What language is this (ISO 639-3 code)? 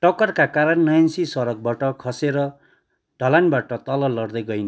nep